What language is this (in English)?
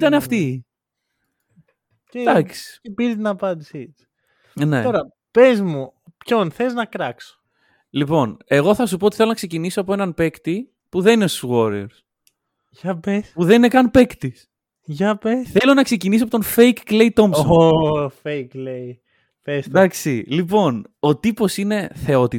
Greek